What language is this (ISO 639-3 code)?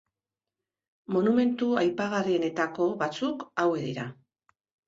eus